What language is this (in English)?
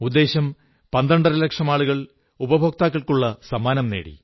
Malayalam